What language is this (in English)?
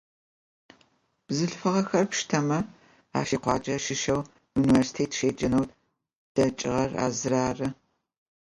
Adyghe